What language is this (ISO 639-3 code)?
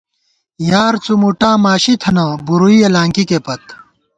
gwt